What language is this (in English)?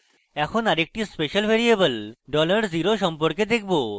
Bangla